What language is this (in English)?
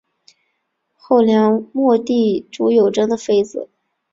Chinese